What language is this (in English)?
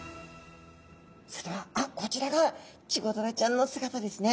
Japanese